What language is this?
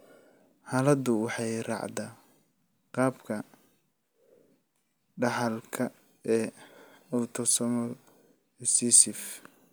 Somali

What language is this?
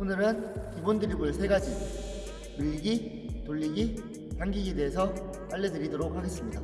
Korean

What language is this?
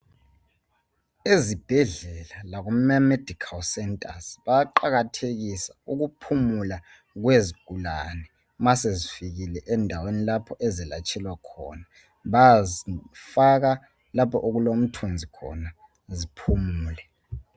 North Ndebele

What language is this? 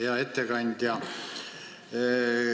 Estonian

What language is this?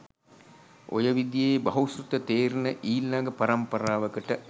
Sinhala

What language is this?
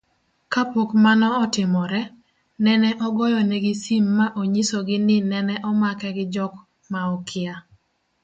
Luo (Kenya and Tanzania)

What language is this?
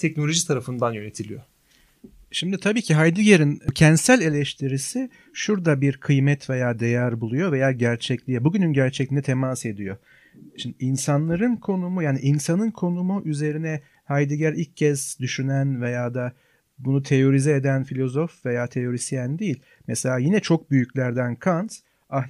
Turkish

